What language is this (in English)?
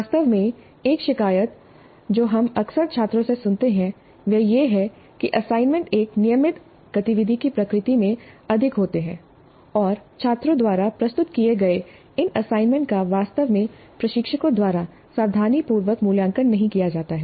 Hindi